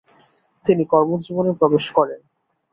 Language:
Bangla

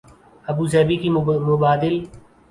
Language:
Urdu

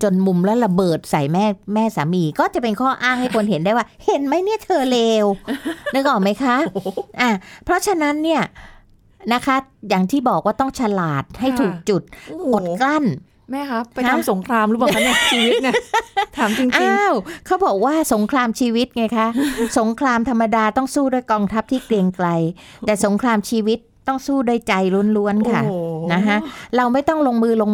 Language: Thai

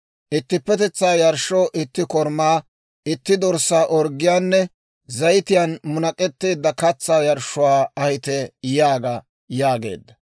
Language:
Dawro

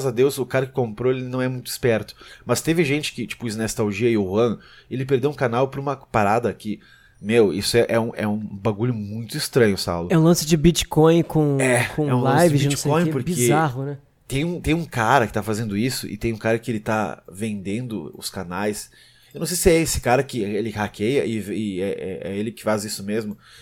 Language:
Portuguese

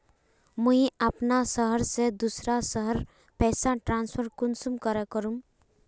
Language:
Magahi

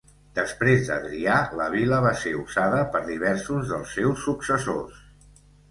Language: Catalan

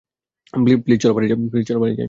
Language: Bangla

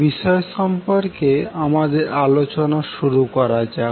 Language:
Bangla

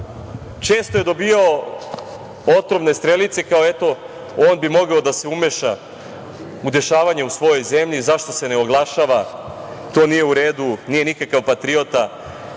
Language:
Serbian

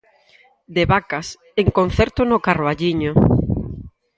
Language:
Galician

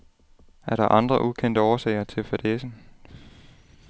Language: Danish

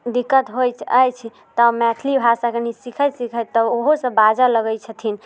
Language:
Maithili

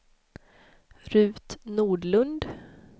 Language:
Swedish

